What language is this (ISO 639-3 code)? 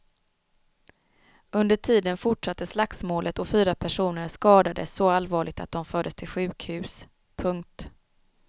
swe